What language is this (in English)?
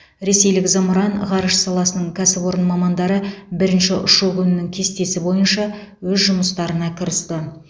Kazakh